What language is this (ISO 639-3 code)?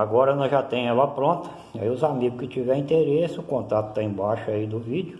por